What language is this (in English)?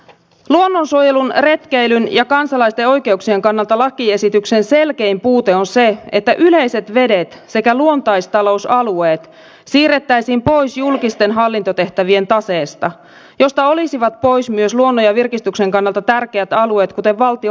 Finnish